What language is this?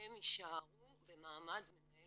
Hebrew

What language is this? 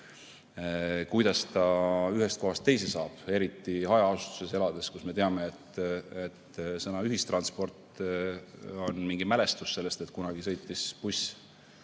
Estonian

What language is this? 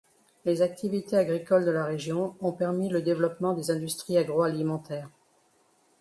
French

